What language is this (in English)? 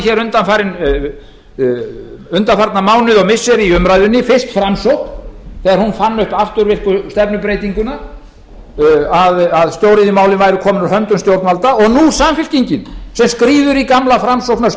Icelandic